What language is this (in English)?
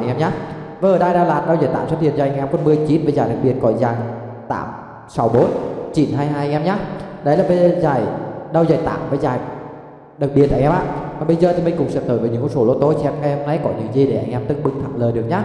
Vietnamese